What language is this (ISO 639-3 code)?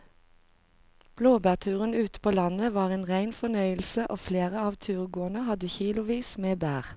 nor